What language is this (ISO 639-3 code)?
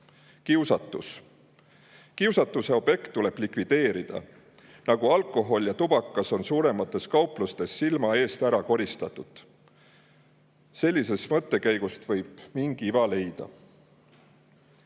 est